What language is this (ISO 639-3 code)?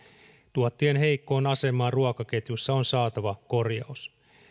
fin